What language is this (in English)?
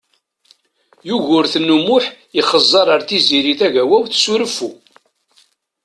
Kabyle